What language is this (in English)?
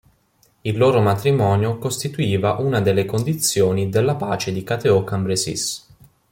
Italian